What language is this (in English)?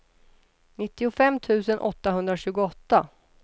Swedish